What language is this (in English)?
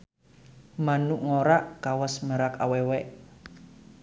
Sundanese